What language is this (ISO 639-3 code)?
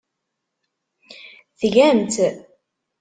kab